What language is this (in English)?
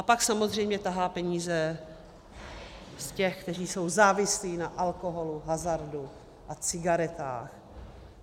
Czech